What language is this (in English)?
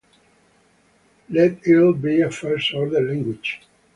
English